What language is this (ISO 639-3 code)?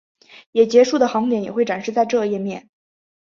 zho